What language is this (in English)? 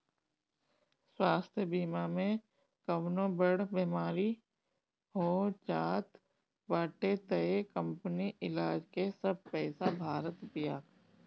Bhojpuri